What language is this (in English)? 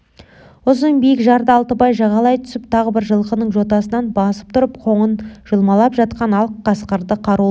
Kazakh